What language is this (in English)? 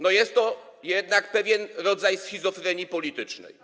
Polish